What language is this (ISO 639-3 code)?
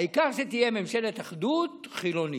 heb